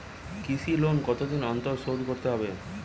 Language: Bangla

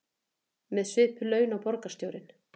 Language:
Icelandic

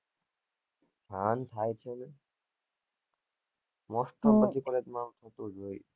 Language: Gujarati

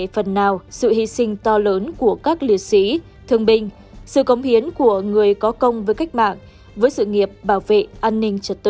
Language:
Vietnamese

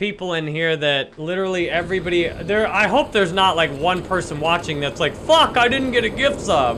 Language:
English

